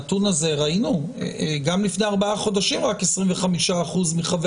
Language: Hebrew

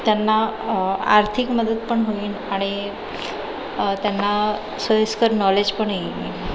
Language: Marathi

